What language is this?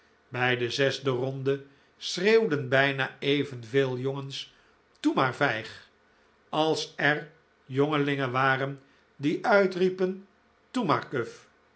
Dutch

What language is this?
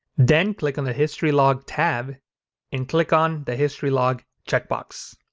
English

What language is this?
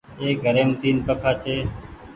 Goaria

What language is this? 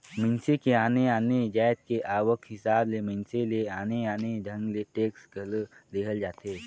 Chhattisgarhi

